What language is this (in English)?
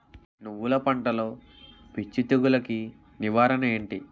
Telugu